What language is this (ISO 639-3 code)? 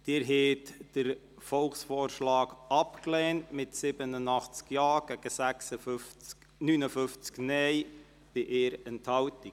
gsw